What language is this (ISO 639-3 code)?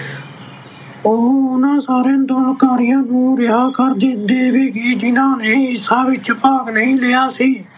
pan